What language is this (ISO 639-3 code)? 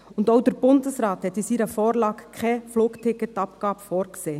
gsw